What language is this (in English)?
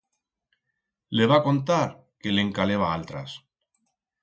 Aragonese